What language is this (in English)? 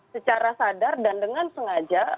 Indonesian